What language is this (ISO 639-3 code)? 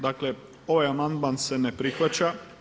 hrv